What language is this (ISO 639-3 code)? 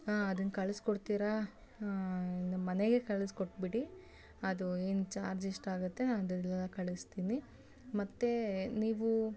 kan